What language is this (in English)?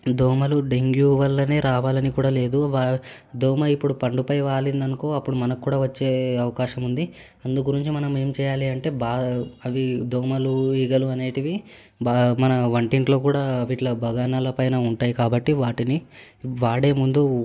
Telugu